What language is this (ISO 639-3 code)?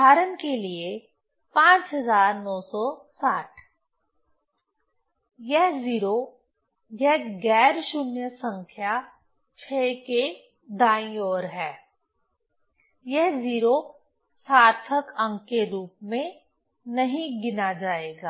hin